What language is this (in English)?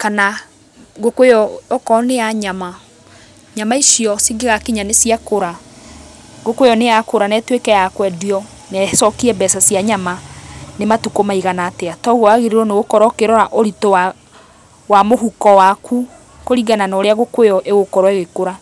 Kikuyu